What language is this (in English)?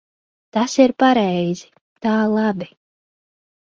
Latvian